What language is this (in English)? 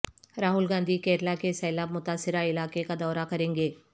Urdu